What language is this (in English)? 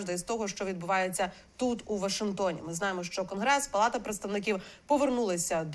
Ukrainian